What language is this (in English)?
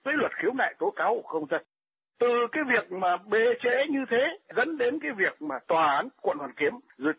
Vietnamese